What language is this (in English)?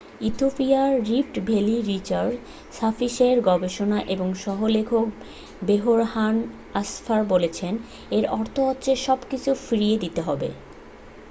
Bangla